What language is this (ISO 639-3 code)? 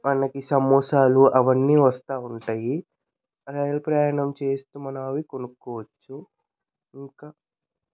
tel